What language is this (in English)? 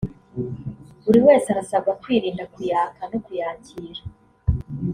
Kinyarwanda